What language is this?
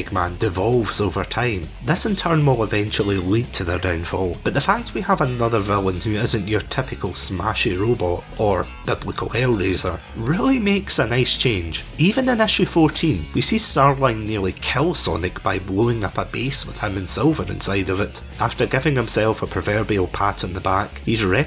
English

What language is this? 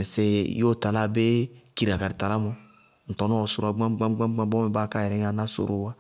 Bago-Kusuntu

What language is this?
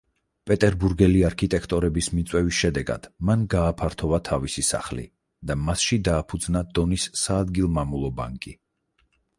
Georgian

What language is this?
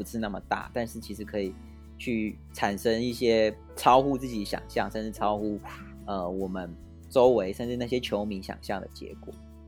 Chinese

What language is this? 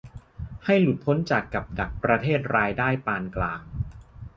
Thai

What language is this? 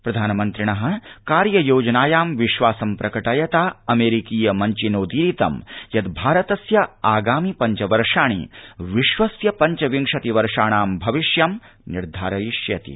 Sanskrit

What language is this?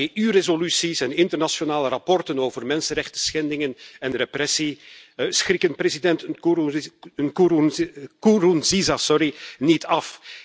Dutch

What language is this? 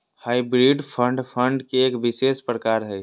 Magahi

